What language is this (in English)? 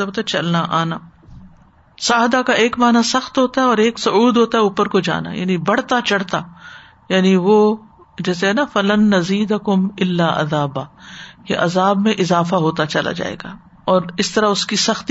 Urdu